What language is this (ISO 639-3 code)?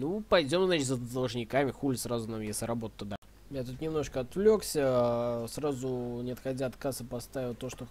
rus